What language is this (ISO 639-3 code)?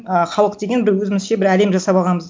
kaz